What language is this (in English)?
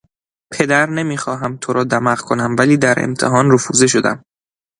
Persian